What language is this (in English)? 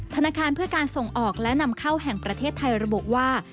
Thai